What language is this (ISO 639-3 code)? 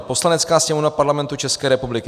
ces